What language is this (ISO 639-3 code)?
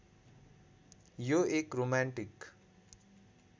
nep